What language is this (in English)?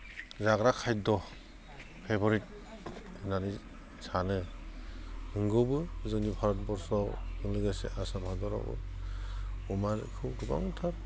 Bodo